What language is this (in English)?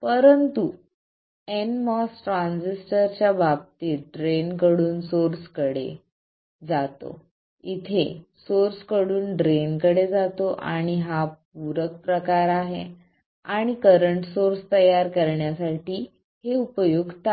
Marathi